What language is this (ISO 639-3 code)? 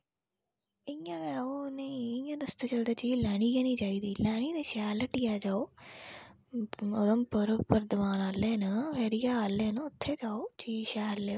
doi